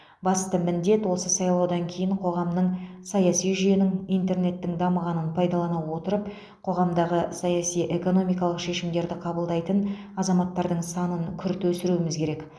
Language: Kazakh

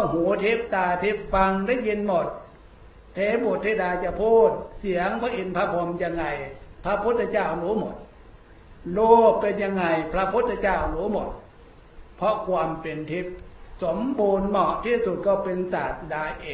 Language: Thai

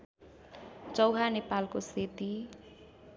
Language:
Nepali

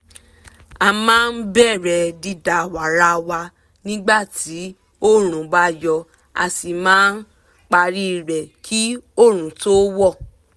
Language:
Yoruba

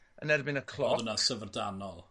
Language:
Welsh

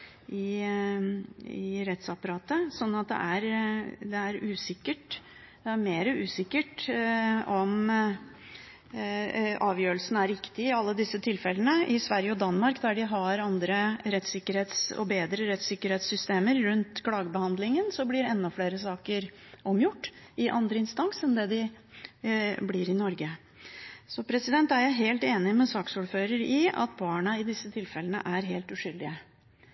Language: Norwegian Bokmål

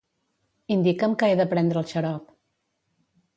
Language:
Catalan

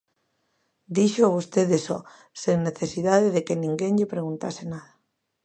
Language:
Galician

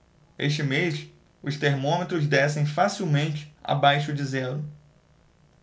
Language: Portuguese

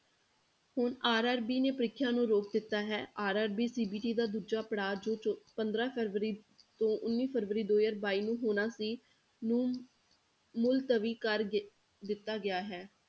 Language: Punjabi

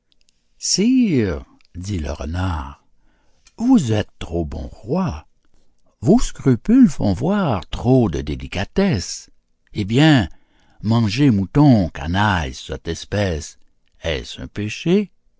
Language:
French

